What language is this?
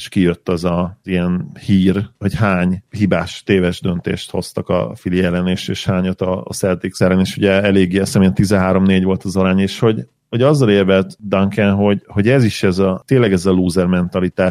Hungarian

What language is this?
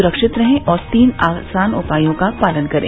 Hindi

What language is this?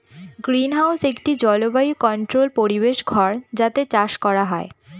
Bangla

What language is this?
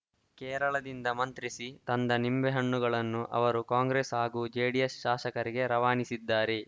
Kannada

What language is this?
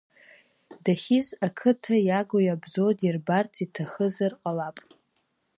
Abkhazian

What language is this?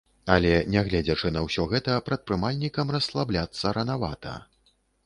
Belarusian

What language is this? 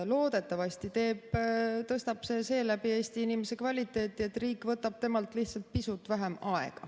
Estonian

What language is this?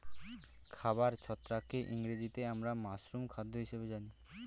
Bangla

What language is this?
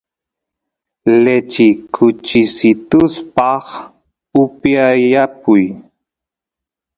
Santiago del Estero Quichua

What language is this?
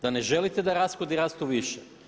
Croatian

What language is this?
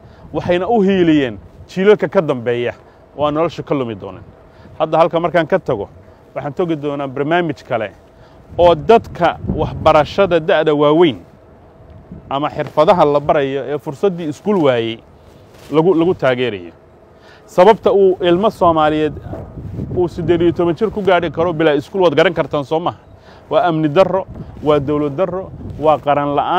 Arabic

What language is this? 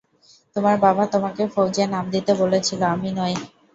Bangla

